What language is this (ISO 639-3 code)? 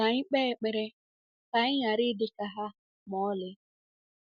ibo